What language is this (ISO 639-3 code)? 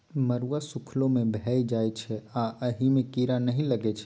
mai